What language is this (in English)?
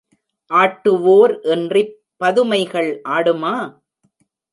Tamil